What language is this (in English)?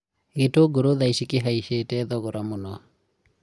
Kikuyu